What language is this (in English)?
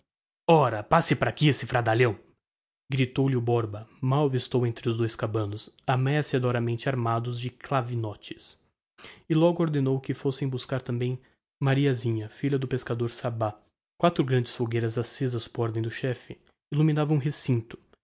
Portuguese